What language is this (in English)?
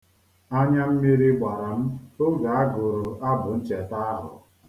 Igbo